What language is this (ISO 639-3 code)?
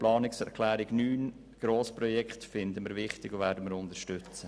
gsw